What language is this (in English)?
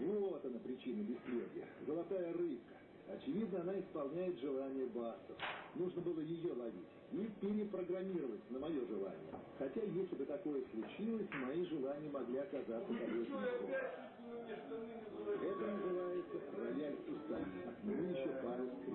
Russian